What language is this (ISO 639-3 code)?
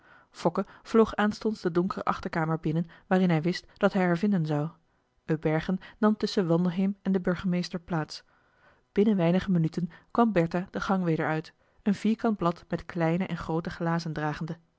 nld